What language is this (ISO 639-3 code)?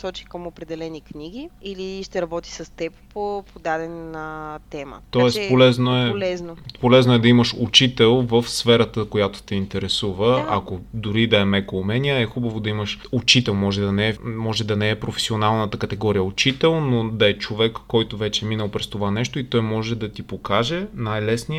bul